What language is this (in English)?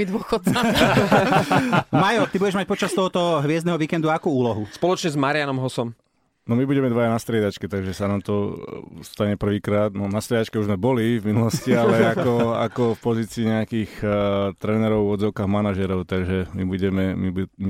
Slovak